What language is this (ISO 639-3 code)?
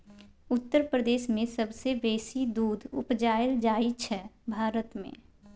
mai